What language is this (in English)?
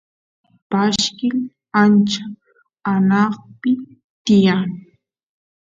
Santiago del Estero Quichua